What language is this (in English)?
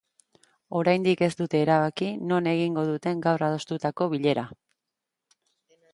Basque